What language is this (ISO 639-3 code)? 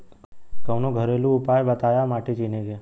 bho